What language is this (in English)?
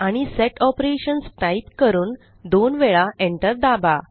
Marathi